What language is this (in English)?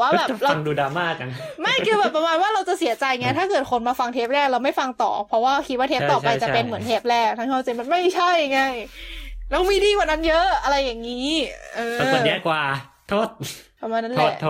Thai